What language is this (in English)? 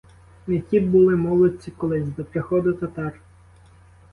Ukrainian